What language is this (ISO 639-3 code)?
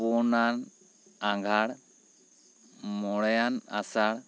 sat